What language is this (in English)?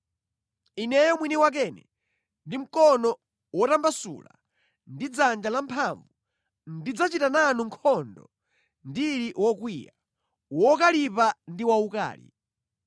Nyanja